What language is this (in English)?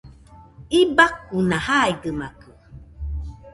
Nüpode Huitoto